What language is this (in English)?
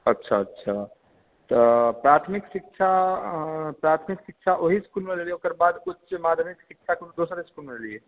Maithili